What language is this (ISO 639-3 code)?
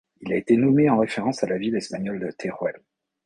fra